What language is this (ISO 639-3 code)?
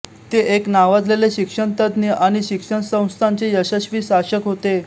mar